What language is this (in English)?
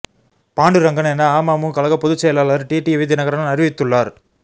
Tamil